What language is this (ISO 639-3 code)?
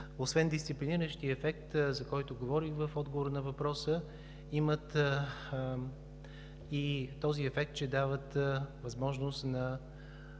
bul